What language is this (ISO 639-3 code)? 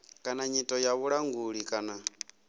ven